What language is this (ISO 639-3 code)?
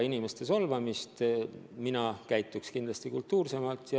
est